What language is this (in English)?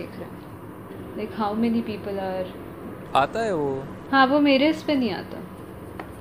Hindi